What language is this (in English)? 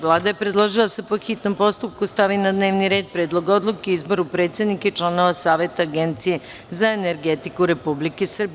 Serbian